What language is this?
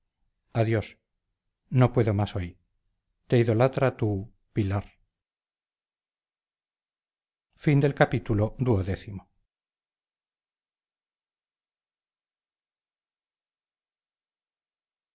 Spanish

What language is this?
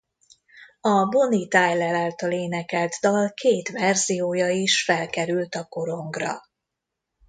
Hungarian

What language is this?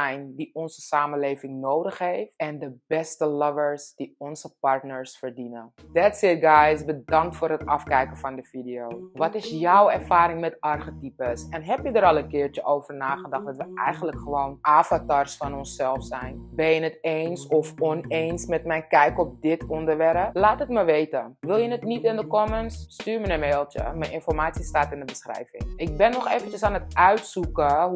Dutch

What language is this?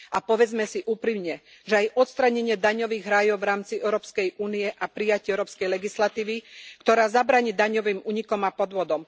Slovak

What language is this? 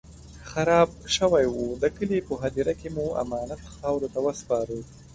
Pashto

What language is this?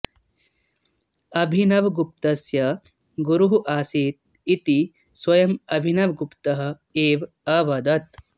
Sanskrit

